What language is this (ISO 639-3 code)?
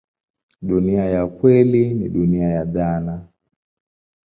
swa